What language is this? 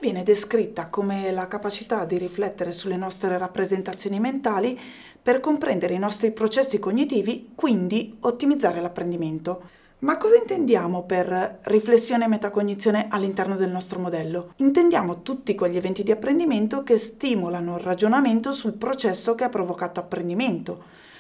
Italian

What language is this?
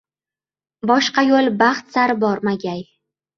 Uzbek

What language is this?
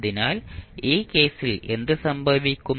Malayalam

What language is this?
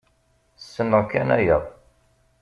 Kabyle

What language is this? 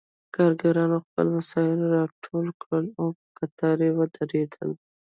Pashto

